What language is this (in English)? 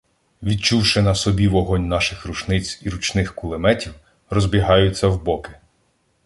Ukrainian